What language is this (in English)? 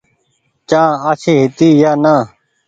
Goaria